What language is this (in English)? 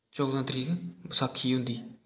Dogri